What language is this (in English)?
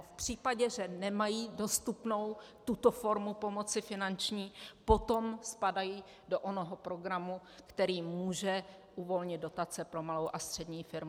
Czech